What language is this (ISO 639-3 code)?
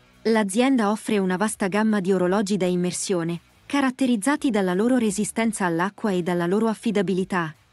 ita